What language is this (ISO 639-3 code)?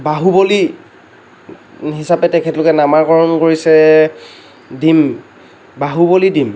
asm